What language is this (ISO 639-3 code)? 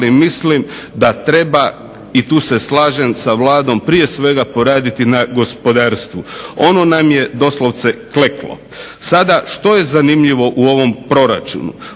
hrv